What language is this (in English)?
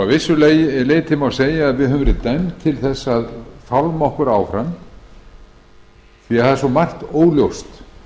Icelandic